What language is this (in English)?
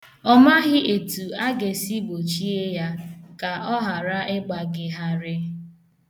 Igbo